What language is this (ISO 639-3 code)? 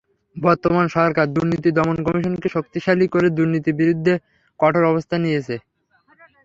ben